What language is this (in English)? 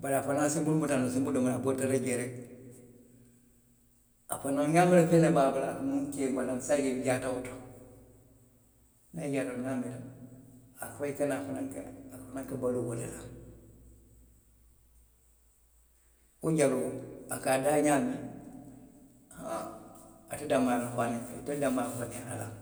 Western Maninkakan